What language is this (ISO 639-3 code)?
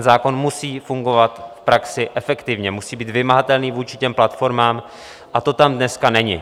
ces